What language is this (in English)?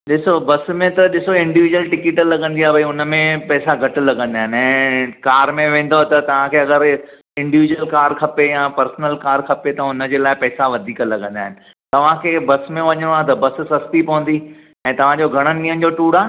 Sindhi